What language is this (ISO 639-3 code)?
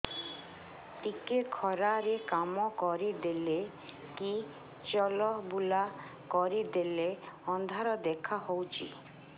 ori